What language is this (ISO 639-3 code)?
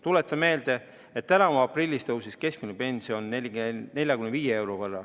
est